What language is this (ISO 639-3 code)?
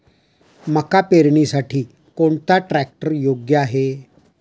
mar